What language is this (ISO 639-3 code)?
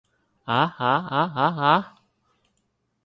yue